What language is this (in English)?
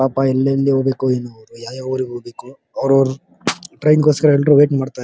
Kannada